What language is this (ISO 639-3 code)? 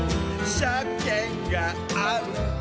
jpn